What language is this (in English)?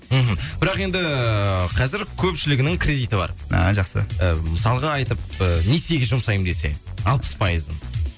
Kazakh